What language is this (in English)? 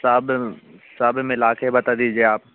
Hindi